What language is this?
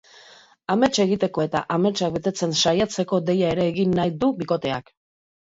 Basque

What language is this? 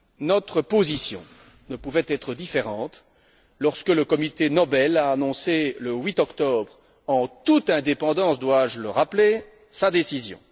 French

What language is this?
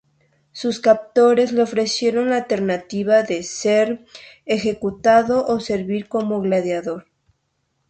Spanish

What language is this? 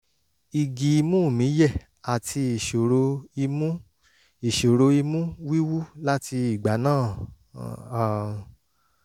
Yoruba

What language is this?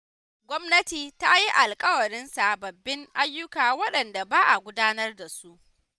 Hausa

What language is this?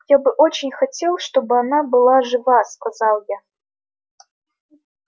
Russian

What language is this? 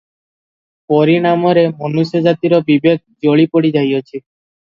Odia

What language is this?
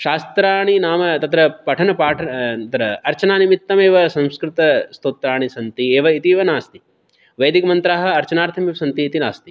Sanskrit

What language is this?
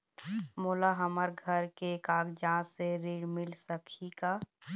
Chhattisgarhi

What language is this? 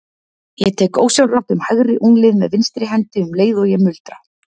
Icelandic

